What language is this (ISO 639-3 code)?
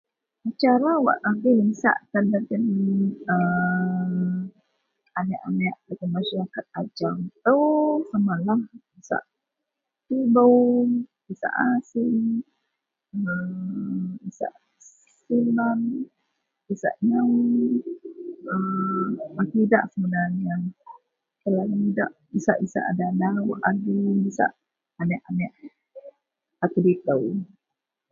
mel